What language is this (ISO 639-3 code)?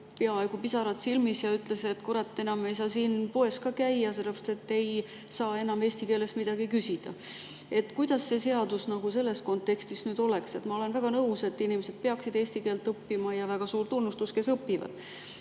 est